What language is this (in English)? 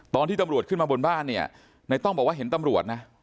Thai